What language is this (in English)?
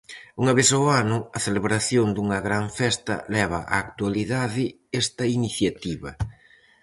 Galician